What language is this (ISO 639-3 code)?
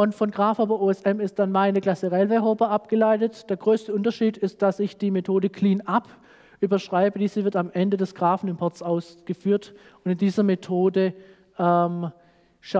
deu